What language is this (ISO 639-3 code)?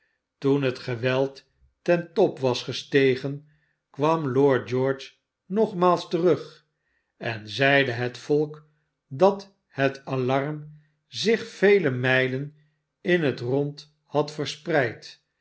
nld